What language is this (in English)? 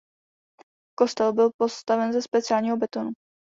Czech